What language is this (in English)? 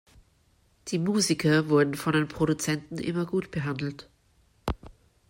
German